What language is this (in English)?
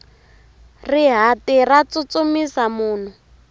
Tsonga